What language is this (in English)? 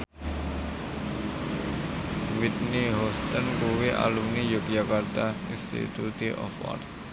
Javanese